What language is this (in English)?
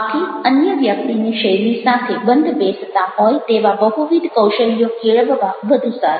Gujarati